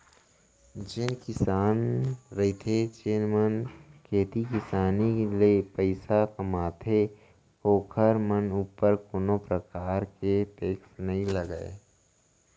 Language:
Chhattisgarhi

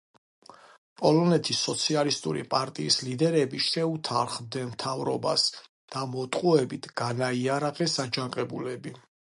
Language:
Georgian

